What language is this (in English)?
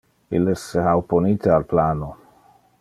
Interlingua